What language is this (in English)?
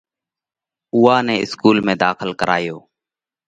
Parkari Koli